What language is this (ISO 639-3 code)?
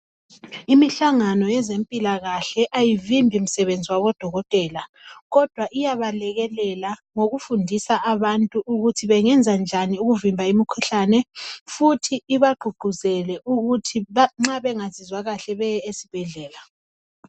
nde